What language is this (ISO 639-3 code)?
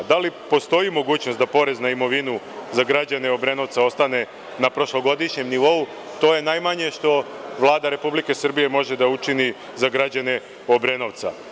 srp